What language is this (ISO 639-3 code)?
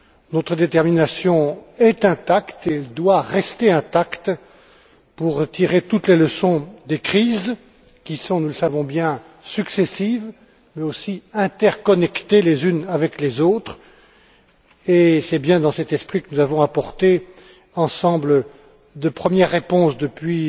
fra